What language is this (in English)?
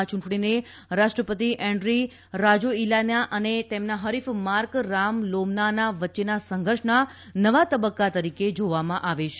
Gujarati